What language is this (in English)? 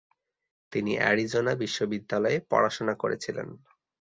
Bangla